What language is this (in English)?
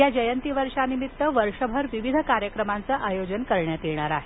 Marathi